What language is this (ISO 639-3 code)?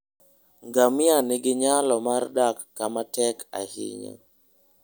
luo